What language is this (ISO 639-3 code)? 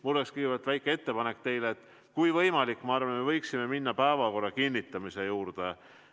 est